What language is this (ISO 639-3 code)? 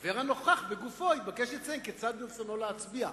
heb